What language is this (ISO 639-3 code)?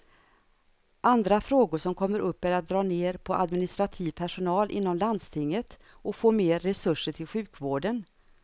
swe